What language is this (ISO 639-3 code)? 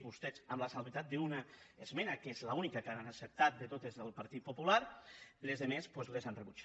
cat